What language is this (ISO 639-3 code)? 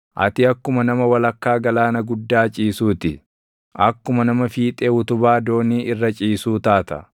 orm